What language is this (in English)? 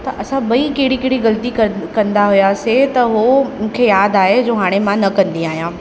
Sindhi